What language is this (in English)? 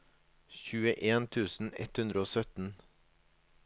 Norwegian